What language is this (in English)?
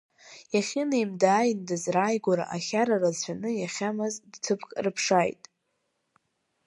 Abkhazian